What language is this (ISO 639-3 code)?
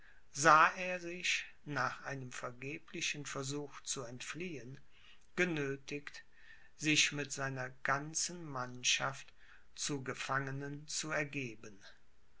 deu